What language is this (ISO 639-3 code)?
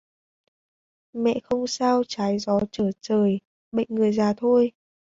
vie